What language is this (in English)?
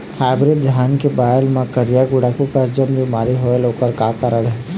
Chhattisgarhi